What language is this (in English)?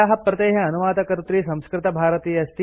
Sanskrit